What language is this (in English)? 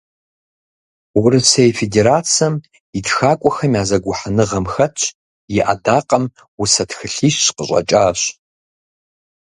Kabardian